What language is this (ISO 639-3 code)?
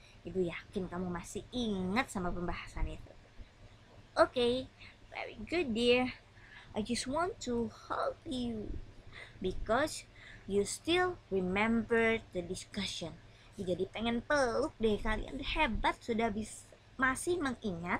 ind